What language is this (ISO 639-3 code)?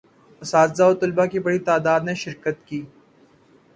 urd